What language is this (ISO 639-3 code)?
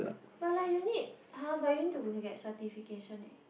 eng